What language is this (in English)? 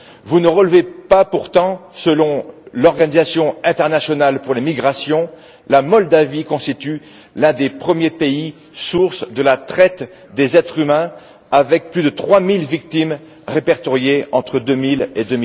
French